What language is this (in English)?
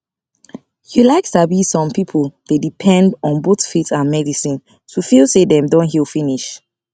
Nigerian Pidgin